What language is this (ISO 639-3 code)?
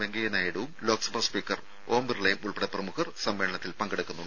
mal